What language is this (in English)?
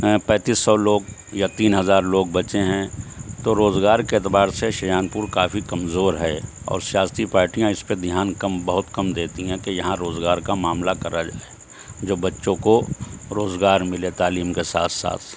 Urdu